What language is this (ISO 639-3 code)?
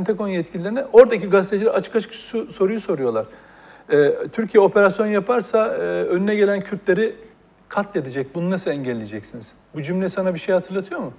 tur